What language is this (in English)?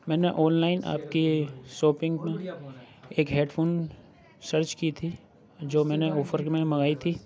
Urdu